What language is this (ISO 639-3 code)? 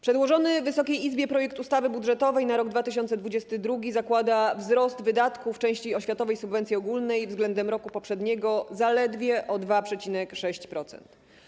pol